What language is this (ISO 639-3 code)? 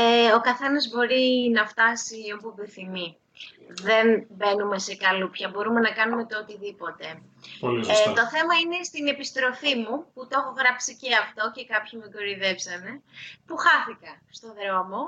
ell